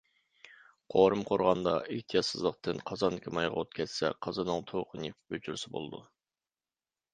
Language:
Uyghur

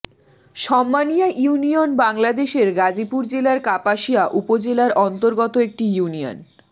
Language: Bangla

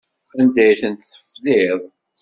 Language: Kabyle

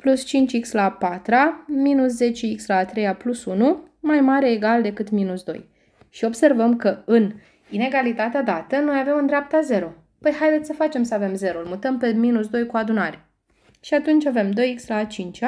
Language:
Romanian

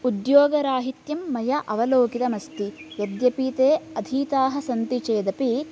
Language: Sanskrit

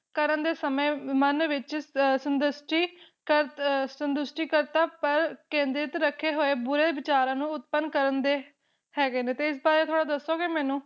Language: Punjabi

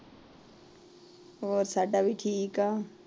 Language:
Punjabi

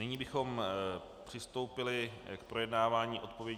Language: Czech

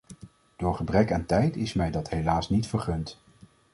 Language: Dutch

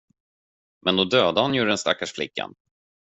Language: Swedish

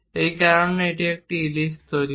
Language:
Bangla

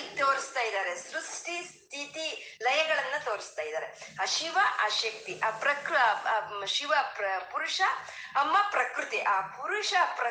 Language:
Kannada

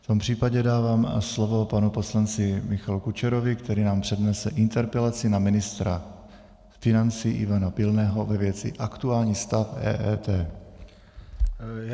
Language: Czech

